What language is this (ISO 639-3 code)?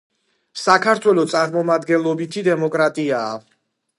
kat